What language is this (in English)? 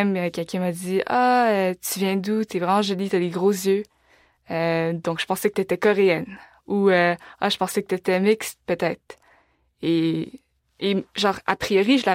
French